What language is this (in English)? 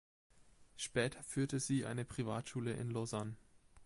German